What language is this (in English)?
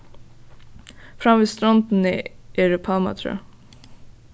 Faroese